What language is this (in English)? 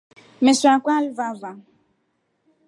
Rombo